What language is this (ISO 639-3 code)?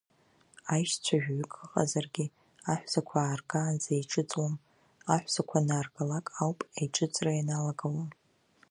abk